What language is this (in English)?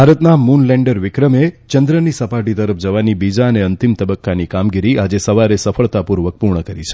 Gujarati